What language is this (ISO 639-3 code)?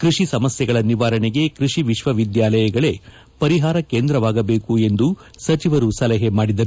kan